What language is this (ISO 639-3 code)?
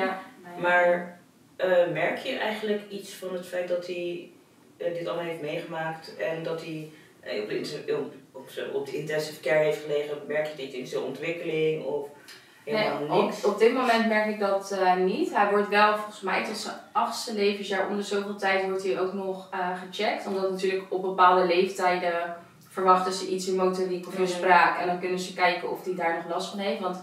nld